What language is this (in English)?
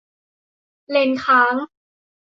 Thai